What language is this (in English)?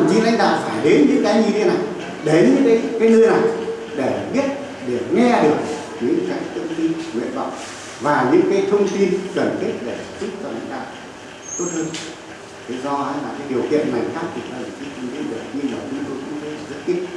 Vietnamese